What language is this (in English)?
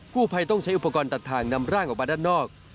Thai